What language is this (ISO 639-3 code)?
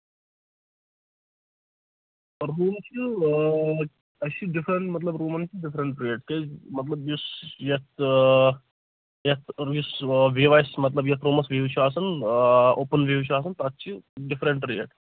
kas